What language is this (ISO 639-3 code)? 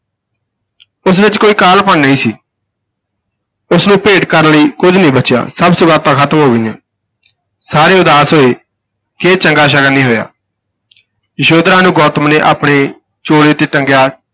pan